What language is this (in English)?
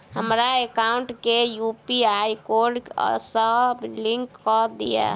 Maithili